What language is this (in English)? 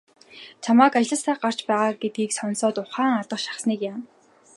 Mongolian